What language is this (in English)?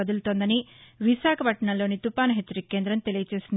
Telugu